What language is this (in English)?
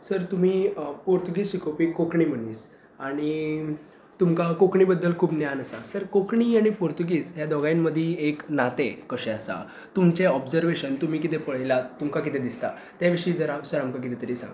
Konkani